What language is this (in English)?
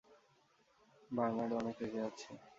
Bangla